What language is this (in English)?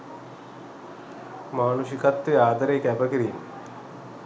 Sinhala